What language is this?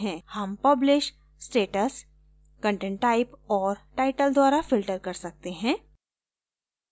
Hindi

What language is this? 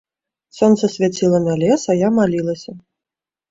Belarusian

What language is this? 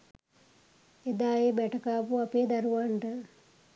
Sinhala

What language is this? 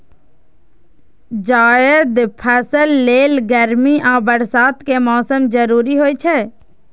Maithili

